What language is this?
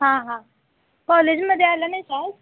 Marathi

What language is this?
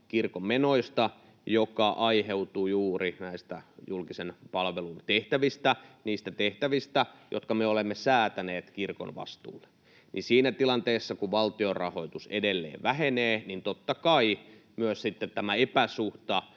Finnish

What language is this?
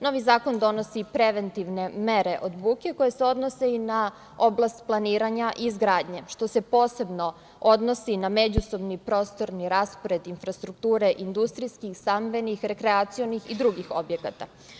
Serbian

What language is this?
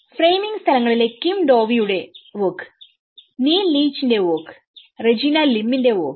Malayalam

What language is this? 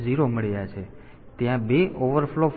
Gujarati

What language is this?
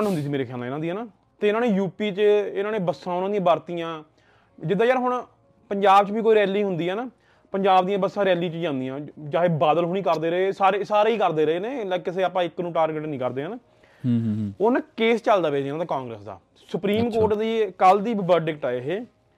Punjabi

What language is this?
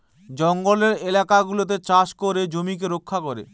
Bangla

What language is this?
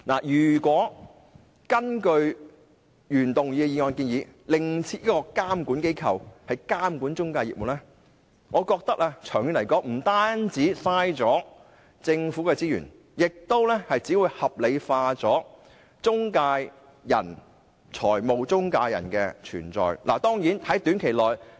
Cantonese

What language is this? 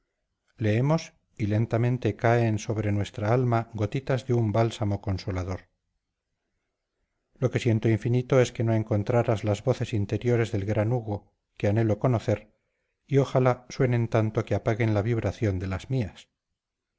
Spanish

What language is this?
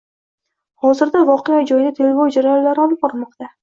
Uzbek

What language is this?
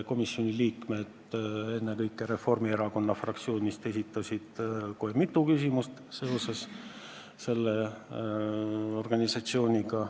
Estonian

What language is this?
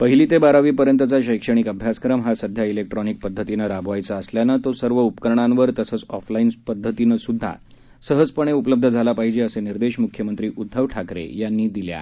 Marathi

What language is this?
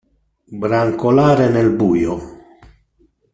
Italian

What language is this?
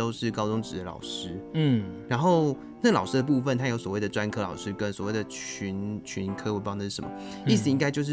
Chinese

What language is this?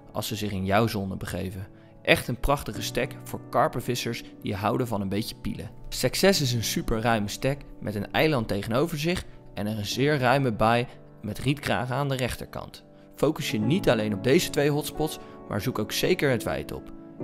Dutch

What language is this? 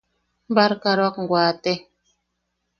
Yaqui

